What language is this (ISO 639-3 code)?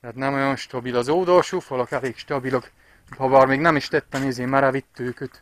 hun